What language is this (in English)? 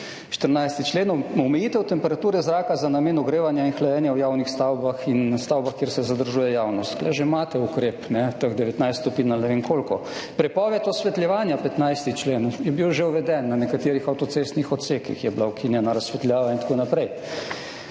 Slovenian